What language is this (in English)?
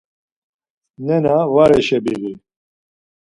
Laz